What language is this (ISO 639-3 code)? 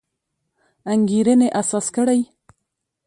pus